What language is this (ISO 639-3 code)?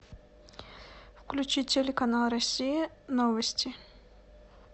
rus